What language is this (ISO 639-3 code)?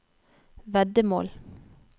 nor